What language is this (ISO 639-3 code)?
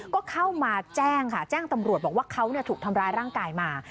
tha